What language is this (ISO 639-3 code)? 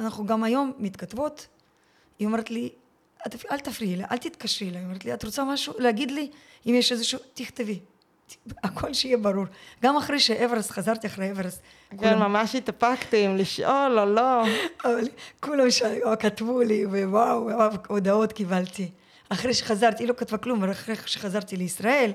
heb